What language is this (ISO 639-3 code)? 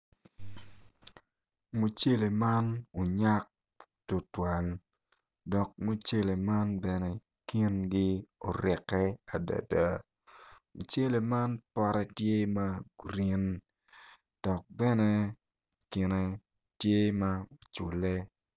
ach